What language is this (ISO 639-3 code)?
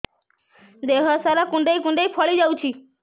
ori